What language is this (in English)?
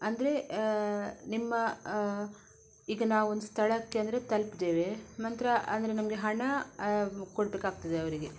Kannada